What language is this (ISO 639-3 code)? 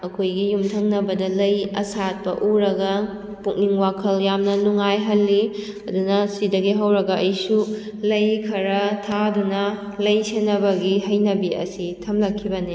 mni